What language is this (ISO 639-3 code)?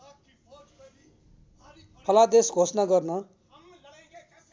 nep